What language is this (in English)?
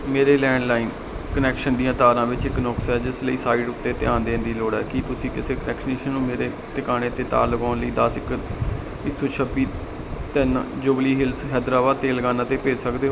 Punjabi